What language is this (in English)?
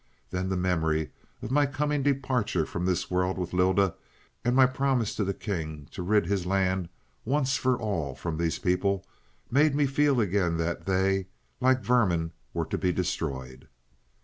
English